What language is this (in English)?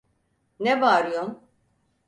Turkish